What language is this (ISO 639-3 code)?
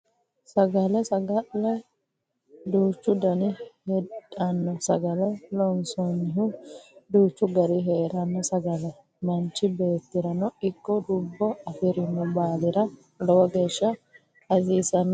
sid